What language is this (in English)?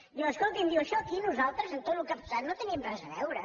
Catalan